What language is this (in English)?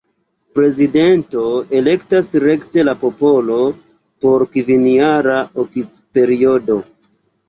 Esperanto